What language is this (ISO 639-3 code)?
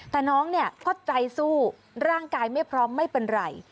tha